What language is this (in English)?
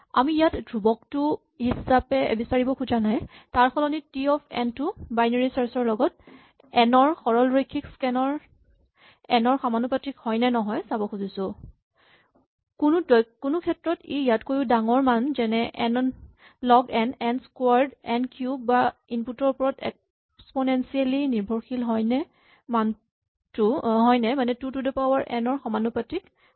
Assamese